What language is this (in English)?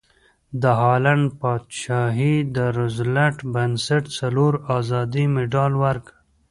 Pashto